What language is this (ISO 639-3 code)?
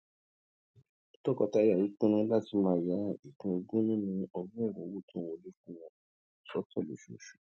yor